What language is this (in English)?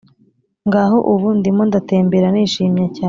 Kinyarwanda